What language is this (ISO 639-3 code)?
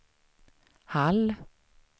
swe